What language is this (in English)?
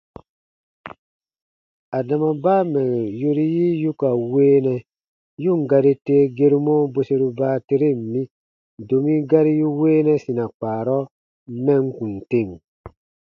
Baatonum